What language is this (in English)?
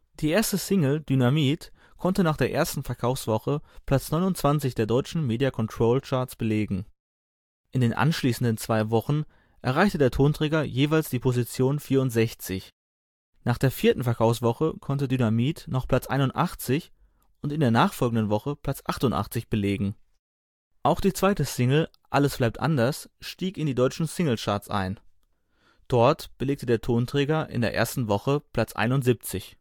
German